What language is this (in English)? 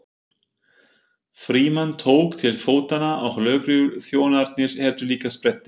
Icelandic